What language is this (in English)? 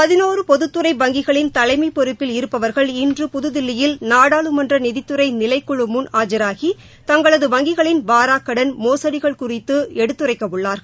Tamil